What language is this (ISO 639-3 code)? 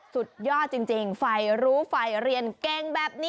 tha